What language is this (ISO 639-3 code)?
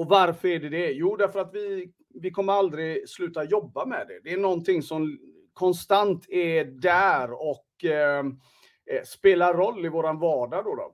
swe